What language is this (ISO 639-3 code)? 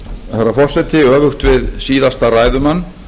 isl